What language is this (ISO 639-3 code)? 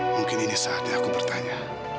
ind